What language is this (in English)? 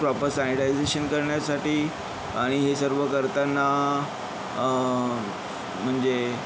Marathi